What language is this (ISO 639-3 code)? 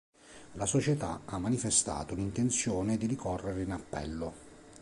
ita